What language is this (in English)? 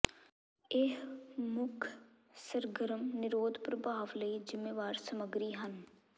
Punjabi